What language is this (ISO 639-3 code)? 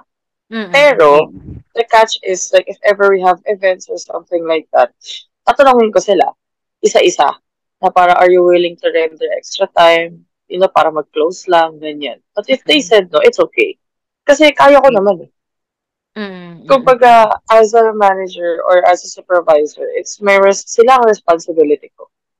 fil